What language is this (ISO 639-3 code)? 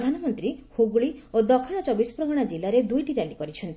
ori